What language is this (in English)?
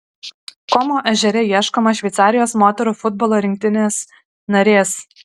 Lithuanian